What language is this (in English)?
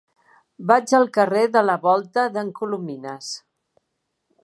Catalan